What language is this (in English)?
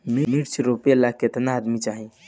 Bhojpuri